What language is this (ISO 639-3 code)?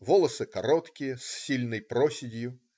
rus